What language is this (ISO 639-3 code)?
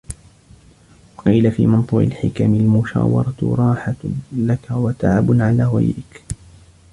ara